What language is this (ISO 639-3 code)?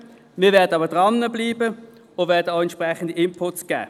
gsw